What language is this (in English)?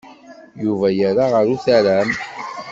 Kabyle